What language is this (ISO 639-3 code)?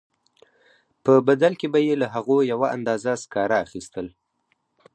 pus